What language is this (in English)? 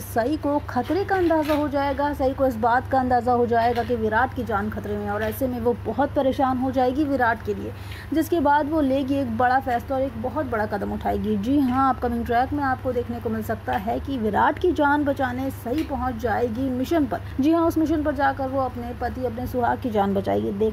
Hindi